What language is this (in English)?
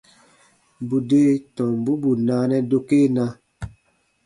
Baatonum